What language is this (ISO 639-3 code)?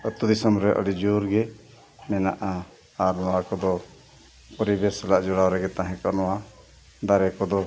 sat